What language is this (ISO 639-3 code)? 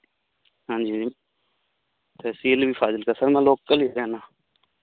pan